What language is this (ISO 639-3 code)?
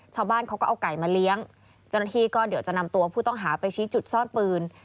tha